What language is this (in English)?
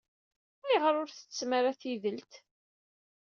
Kabyle